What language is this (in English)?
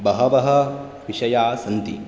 Sanskrit